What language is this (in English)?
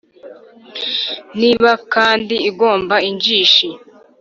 Kinyarwanda